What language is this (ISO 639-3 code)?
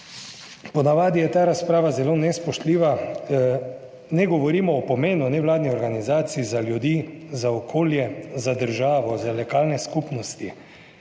slv